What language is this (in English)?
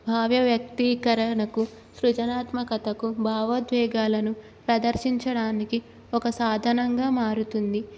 Telugu